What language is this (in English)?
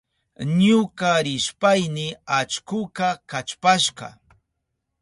Southern Pastaza Quechua